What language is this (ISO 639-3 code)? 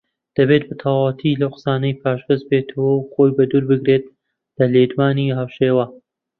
ckb